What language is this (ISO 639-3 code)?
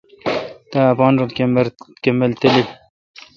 xka